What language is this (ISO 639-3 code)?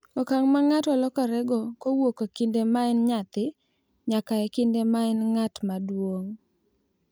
luo